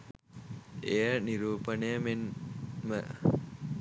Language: Sinhala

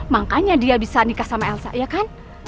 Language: Indonesian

